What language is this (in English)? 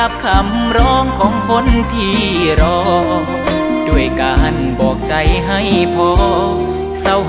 Thai